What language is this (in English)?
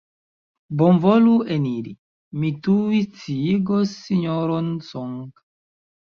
Esperanto